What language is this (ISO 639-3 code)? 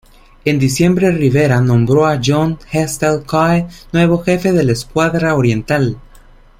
spa